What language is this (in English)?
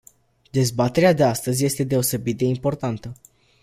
Romanian